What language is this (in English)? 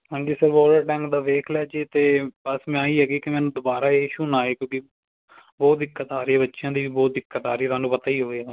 Punjabi